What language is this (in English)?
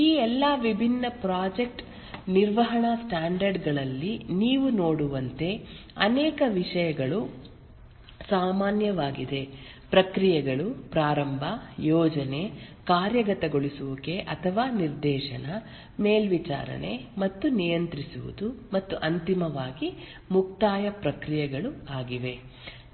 Kannada